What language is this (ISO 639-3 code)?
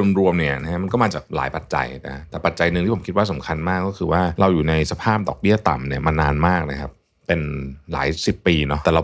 tha